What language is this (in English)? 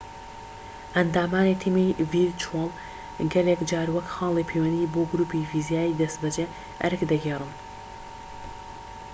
Central Kurdish